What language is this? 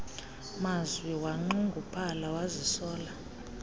Xhosa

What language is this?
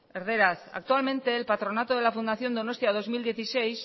Spanish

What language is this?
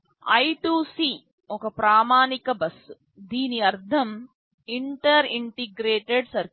Telugu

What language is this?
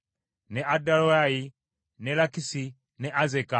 Ganda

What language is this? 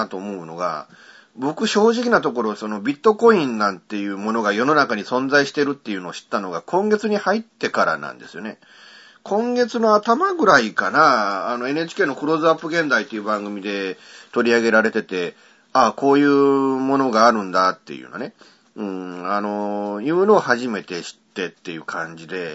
Japanese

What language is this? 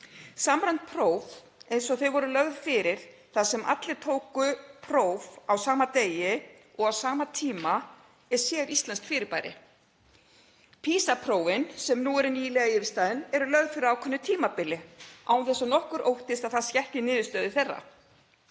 Icelandic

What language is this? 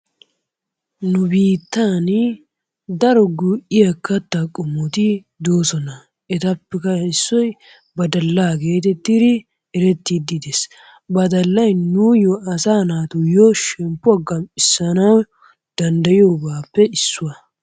Wolaytta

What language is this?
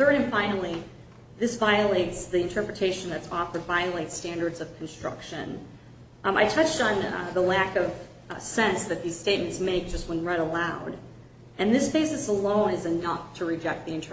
English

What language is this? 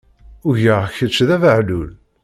Kabyle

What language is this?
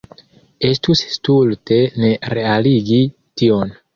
Esperanto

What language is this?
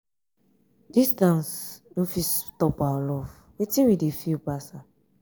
Nigerian Pidgin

